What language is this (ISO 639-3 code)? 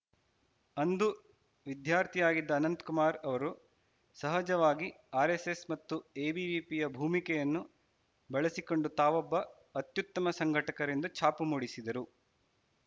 kan